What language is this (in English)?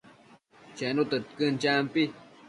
Matsés